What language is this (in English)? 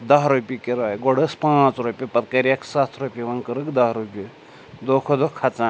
Kashmiri